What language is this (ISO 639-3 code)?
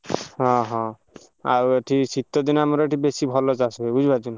ori